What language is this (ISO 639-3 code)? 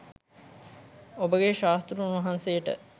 sin